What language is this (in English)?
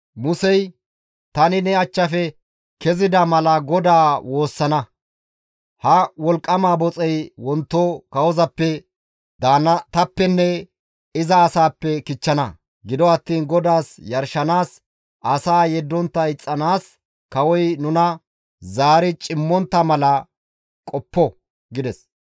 Gamo